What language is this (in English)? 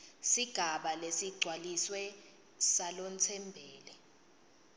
Swati